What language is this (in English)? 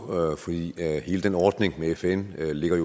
Danish